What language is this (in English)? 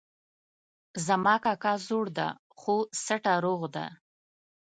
Pashto